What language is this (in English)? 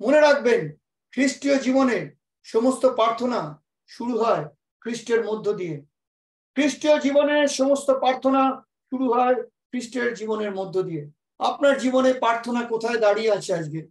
Turkish